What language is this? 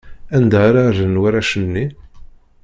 Kabyle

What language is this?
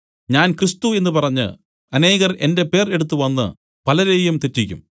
Malayalam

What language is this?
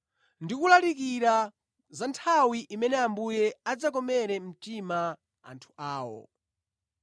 Nyanja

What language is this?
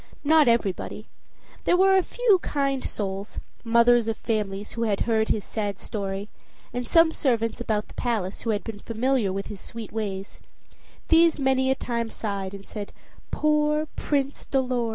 English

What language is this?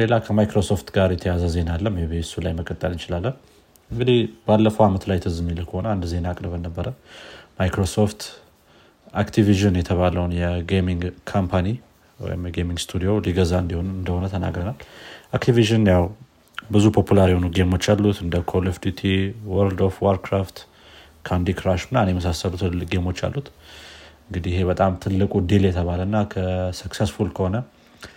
Amharic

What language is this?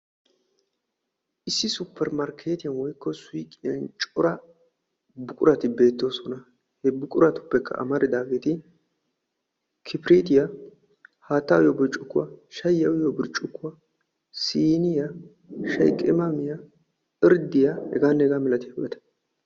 Wolaytta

